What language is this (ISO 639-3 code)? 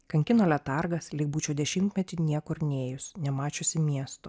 lit